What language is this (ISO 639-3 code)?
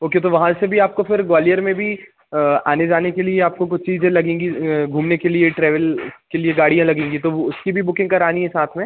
hin